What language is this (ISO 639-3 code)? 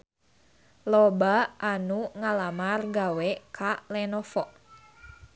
sun